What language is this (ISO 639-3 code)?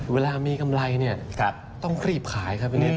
tha